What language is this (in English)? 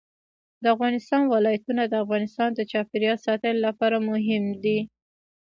Pashto